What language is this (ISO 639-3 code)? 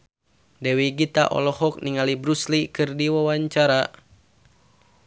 sun